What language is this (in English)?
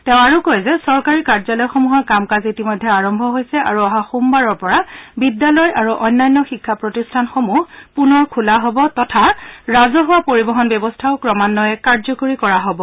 Assamese